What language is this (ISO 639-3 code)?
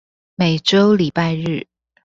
zho